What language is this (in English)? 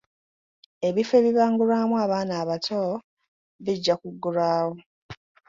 Ganda